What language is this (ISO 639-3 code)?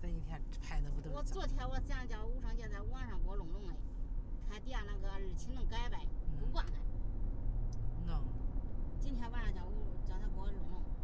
zho